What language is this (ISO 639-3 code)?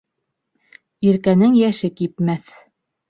bak